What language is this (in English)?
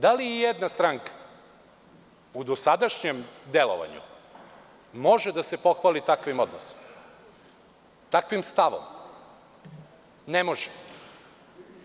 Serbian